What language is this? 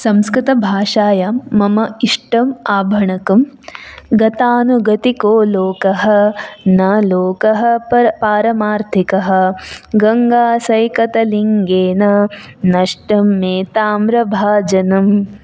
Sanskrit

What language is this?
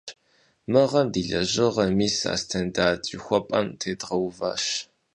Kabardian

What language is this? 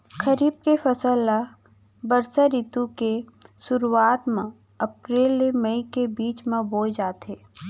Chhattisgarhi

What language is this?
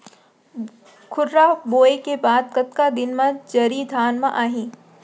Chhattisgarhi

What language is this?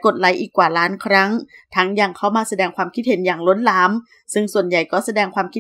Thai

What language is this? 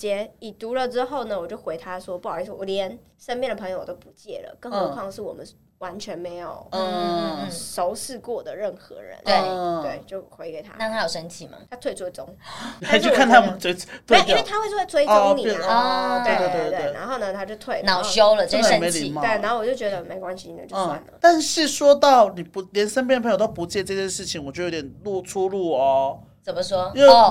Chinese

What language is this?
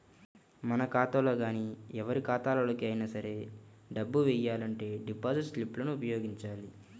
Telugu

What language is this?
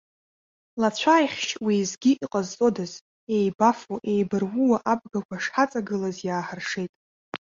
Abkhazian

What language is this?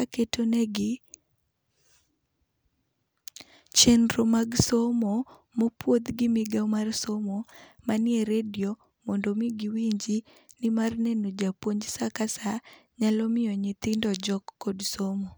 Luo (Kenya and Tanzania)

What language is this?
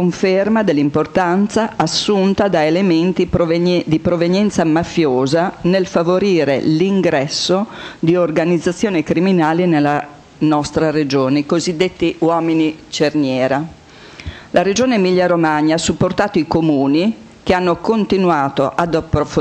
Italian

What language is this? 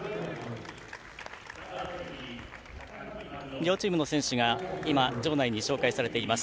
Japanese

